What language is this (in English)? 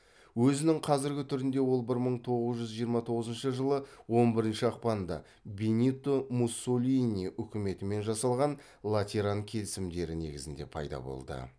Kazakh